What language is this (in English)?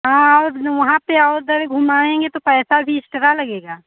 Hindi